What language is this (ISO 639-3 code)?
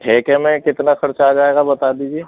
urd